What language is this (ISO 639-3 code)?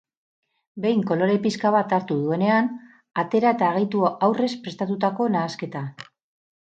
eus